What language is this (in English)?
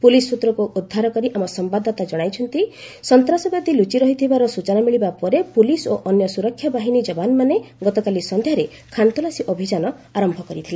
Odia